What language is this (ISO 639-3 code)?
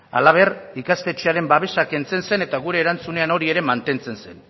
eus